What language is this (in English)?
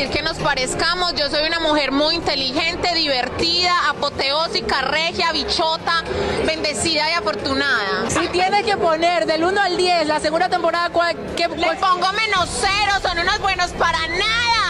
Spanish